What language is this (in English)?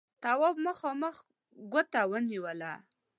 Pashto